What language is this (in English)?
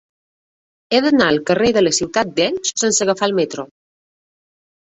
Catalan